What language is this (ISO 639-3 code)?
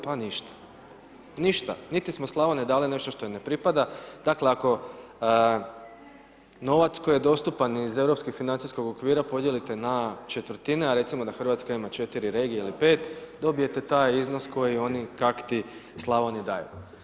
hrv